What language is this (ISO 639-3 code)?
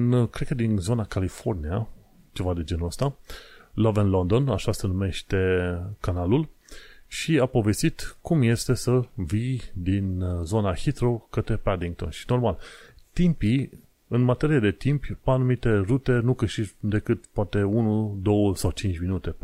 ron